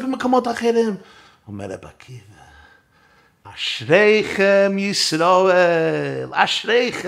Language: Hebrew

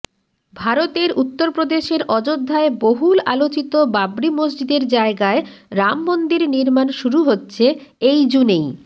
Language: Bangla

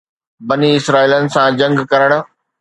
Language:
Sindhi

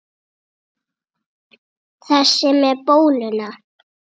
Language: Icelandic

